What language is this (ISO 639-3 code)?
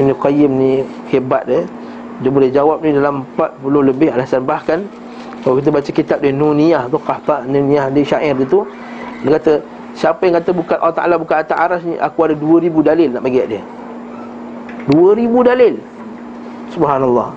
msa